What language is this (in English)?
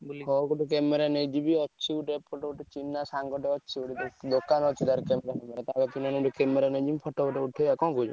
Odia